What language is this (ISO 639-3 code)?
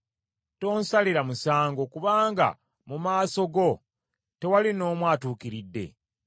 lug